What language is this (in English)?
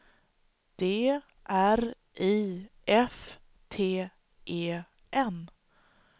Swedish